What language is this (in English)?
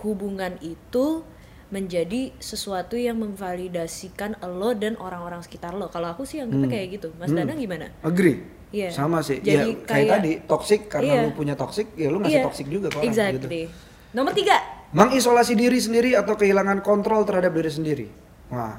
Indonesian